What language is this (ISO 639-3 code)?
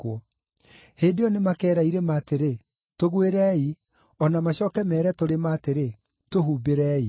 kik